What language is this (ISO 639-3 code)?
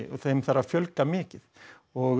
isl